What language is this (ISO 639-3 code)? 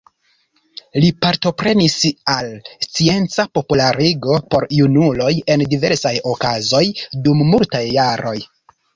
epo